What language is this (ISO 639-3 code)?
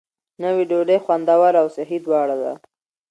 pus